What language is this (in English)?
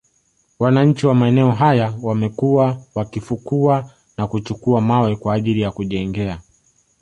Swahili